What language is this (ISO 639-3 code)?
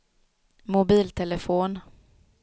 swe